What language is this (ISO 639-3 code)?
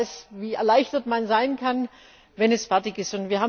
deu